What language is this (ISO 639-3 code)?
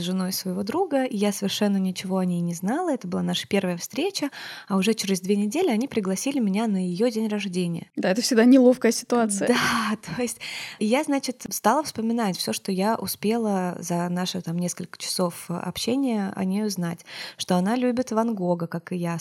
rus